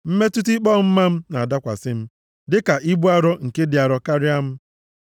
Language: Igbo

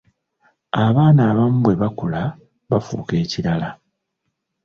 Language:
Ganda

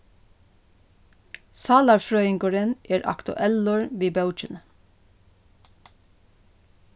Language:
Faroese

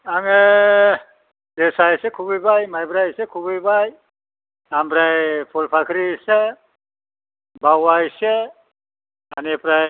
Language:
Bodo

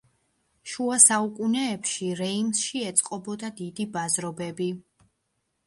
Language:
Georgian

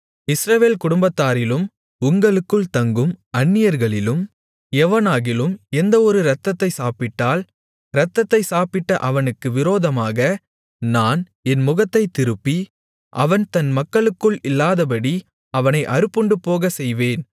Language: Tamil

